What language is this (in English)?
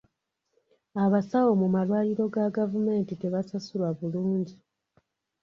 Ganda